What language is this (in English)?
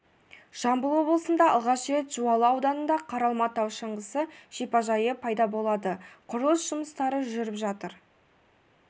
Kazakh